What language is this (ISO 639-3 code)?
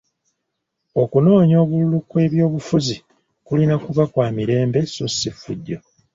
lug